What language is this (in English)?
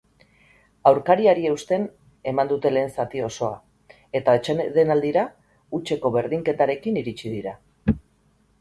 Basque